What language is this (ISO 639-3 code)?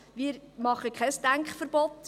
gsw